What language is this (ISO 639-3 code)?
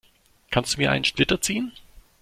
deu